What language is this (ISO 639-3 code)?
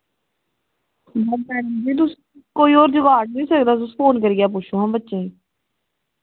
doi